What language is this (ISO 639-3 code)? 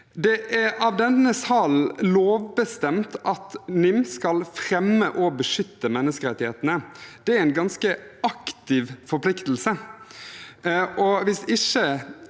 nor